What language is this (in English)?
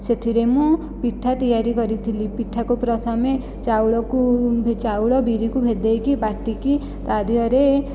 Odia